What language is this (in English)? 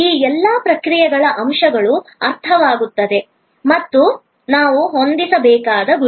Kannada